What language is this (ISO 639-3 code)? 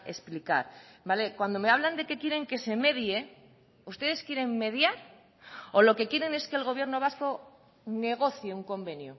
spa